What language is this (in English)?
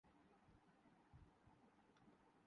Urdu